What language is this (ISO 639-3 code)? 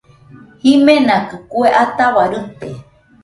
hux